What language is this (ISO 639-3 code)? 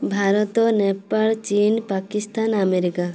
ori